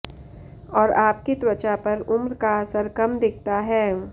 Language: Hindi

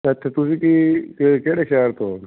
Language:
Punjabi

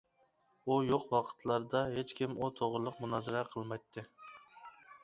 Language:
Uyghur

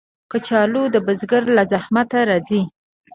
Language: Pashto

